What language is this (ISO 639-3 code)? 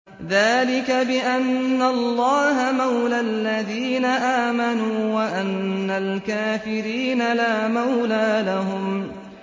ara